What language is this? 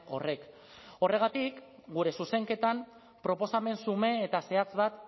Basque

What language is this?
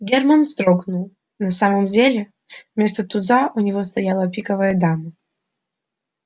Russian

